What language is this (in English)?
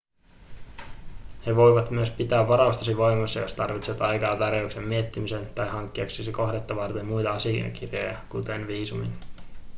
Finnish